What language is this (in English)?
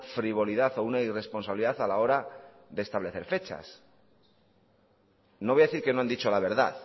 Spanish